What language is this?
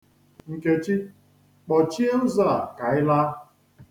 Igbo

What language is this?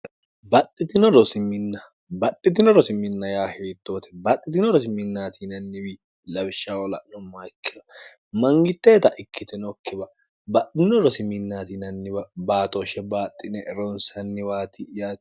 Sidamo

